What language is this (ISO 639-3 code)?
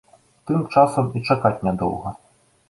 bel